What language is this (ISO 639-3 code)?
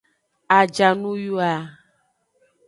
ajg